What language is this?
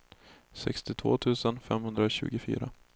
Swedish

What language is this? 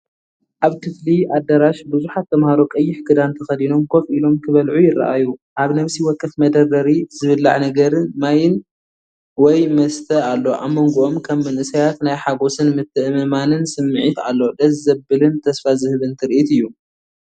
Tigrinya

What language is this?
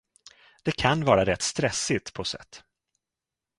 Swedish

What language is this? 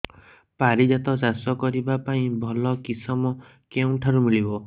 Odia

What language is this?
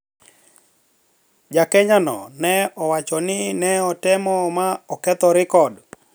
Luo (Kenya and Tanzania)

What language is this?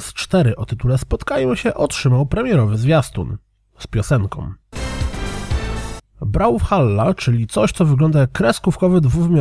Polish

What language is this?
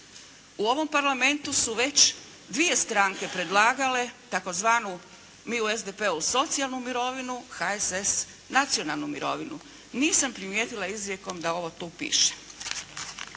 Croatian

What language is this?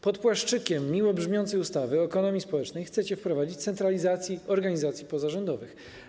Polish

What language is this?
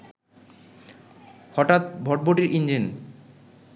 Bangla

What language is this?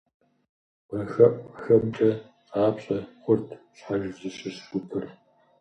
Kabardian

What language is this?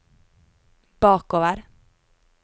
Norwegian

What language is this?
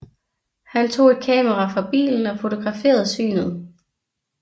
Danish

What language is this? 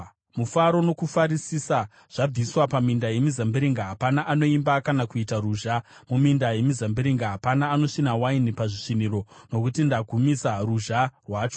Shona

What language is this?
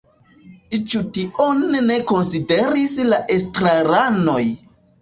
Esperanto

